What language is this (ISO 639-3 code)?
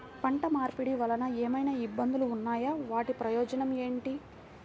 tel